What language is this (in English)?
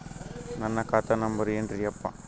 Kannada